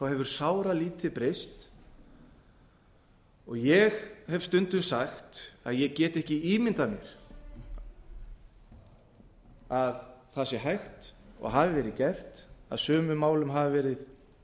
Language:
Icelandic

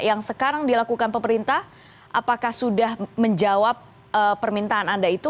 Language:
Indonesian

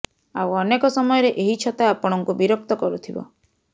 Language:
Odia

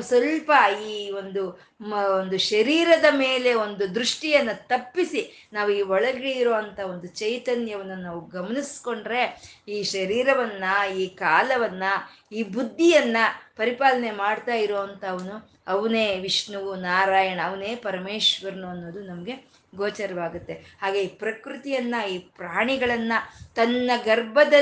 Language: Kannada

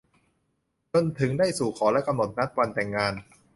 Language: Thai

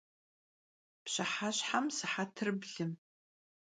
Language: Kabardian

